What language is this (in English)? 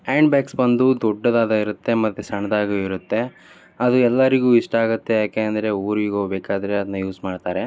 Kannada